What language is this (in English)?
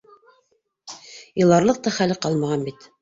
Bashkir